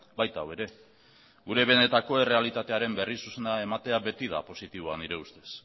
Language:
Basque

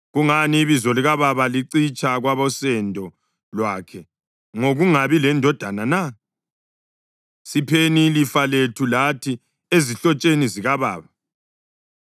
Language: North Ndebele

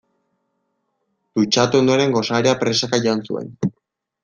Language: Basque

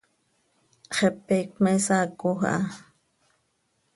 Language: Seri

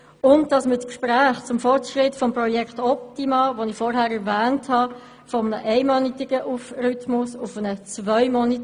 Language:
Swiss German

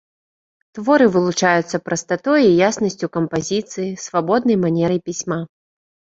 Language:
Belarusian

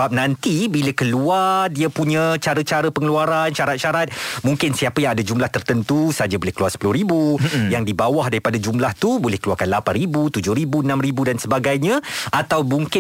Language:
Malay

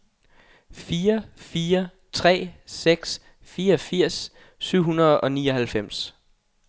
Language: Danish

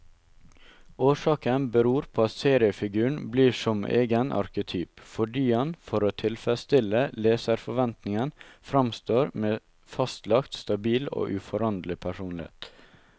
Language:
Norwegian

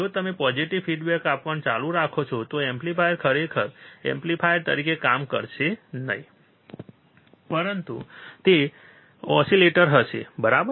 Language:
Gujarati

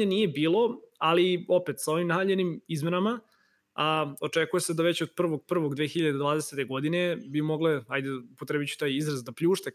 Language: Croatian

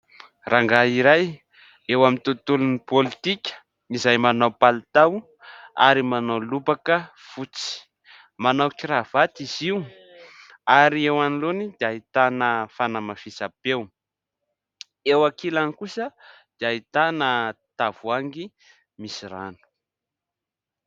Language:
Malagasy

